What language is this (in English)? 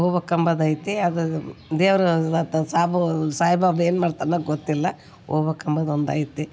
Kannada